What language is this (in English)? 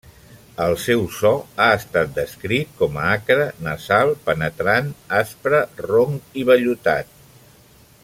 Catalan